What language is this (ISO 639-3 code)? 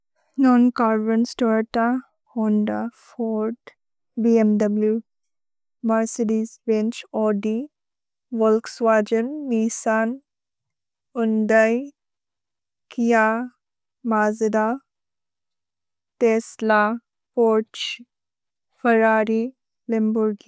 brx